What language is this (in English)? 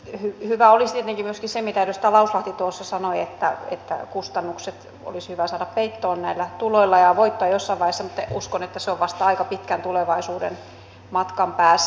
Finnish